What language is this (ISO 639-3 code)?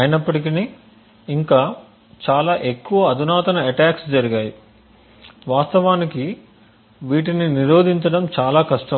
tel